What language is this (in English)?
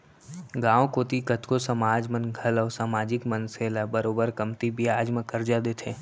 Chhattisgarhi